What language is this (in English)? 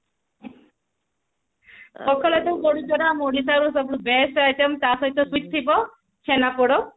Odia